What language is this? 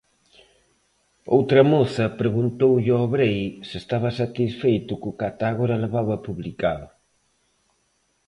Galician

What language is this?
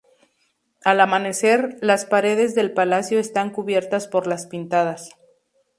Spanish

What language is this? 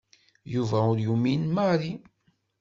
Kabyle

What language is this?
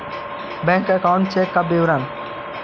Magahi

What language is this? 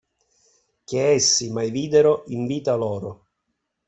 Italian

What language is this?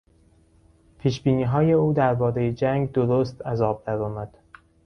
Persian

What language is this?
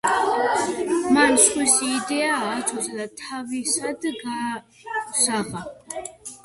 Georgian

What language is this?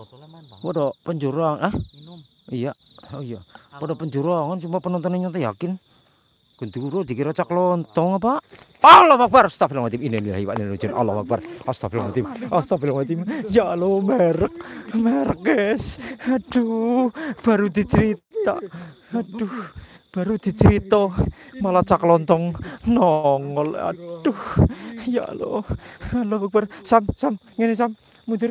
Indonesian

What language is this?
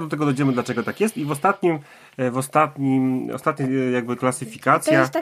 Polish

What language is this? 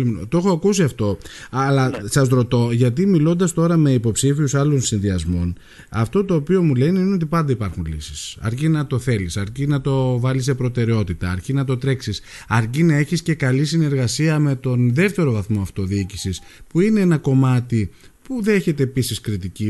Greek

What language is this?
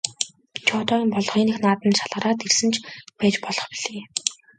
Mongolian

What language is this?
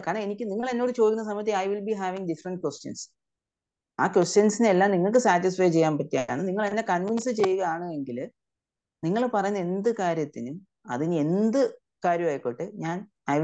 Malayalam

